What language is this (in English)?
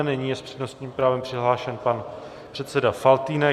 Czech